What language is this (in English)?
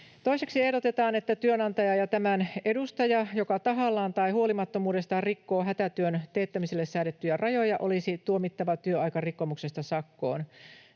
Finnish